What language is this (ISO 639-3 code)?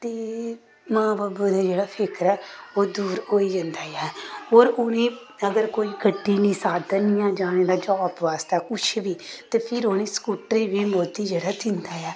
doi